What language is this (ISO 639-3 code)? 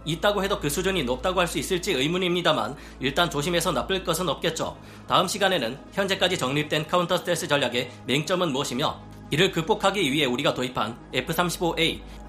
kor